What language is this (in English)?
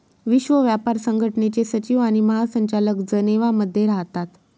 Marathi